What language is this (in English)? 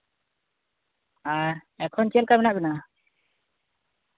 Santali